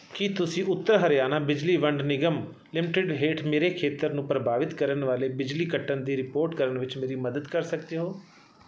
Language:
Punjabi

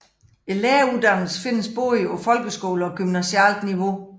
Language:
Danish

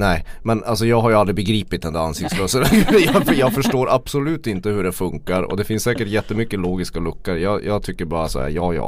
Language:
Swedish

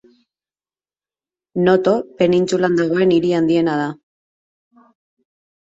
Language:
Basque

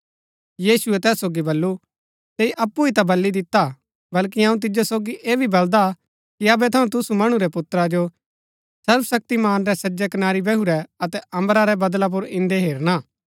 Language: Gaddi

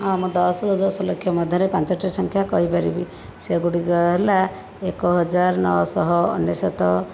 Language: Odia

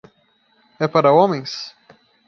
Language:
Portuguese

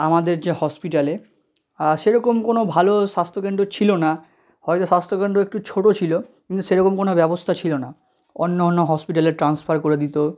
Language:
Bangla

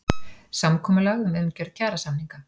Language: Icelandic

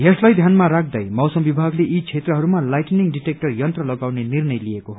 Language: Nepali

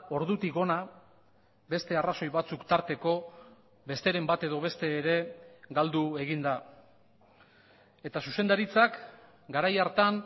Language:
Basque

